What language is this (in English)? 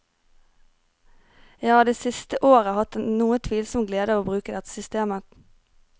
Norwegian